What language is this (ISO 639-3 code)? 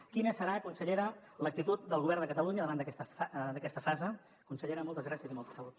cat